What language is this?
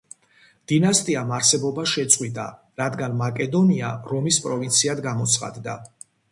Georgian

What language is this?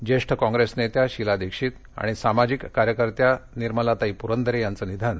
Marathi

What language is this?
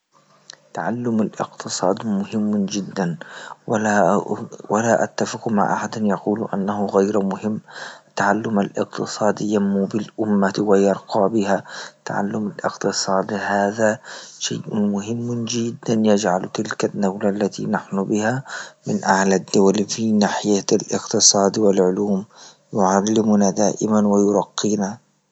Libyan Arabic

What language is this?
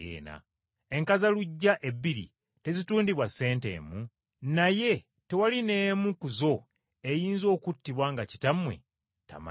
Ganda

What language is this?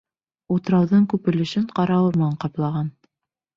Bashkir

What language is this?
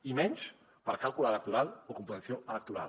Catalan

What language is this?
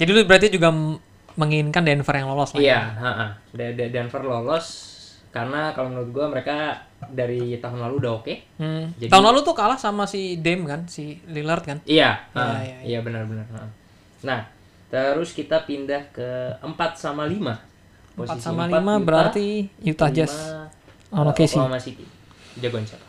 Indonesian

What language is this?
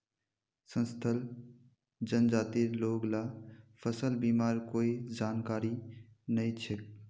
Magahi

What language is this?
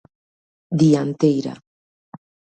Galician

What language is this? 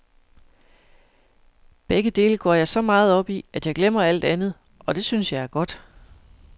Danish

